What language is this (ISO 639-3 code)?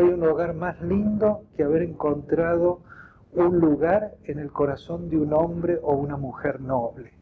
spa